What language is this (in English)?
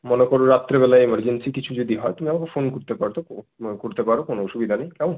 Bangla